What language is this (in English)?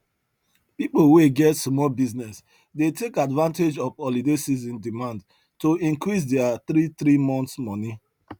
Nigerian Pidgin